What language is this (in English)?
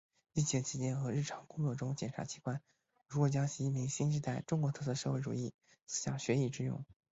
Chinese